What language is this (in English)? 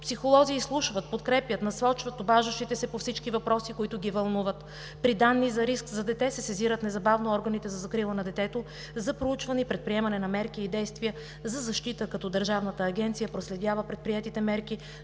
Bulgarian